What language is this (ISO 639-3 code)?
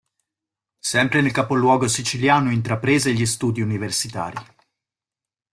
ita